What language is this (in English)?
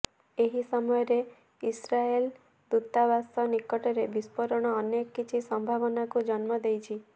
Odia